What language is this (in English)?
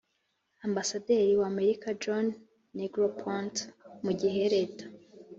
Kinyarwanda